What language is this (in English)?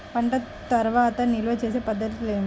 Telugu